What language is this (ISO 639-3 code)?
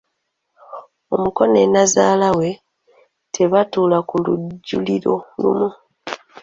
lug